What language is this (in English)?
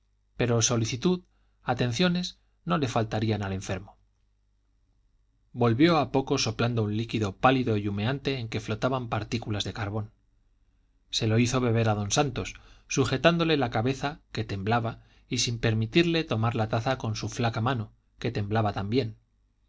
Spanish